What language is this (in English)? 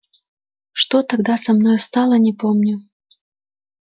Russian